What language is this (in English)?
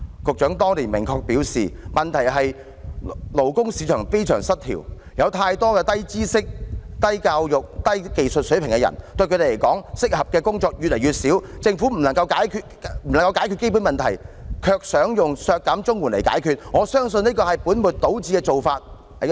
Cantonese